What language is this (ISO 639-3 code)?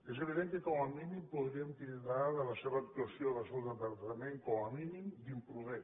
cat